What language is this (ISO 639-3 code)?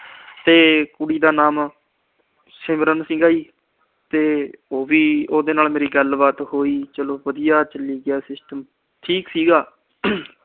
pan